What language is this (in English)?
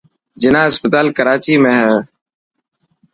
Dhatki